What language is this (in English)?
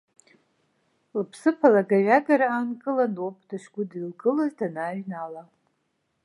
Abkhazian